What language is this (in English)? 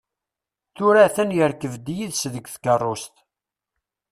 Kabyle